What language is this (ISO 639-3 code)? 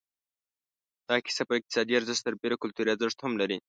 pus